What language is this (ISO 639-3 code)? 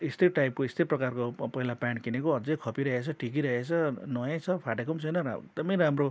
nep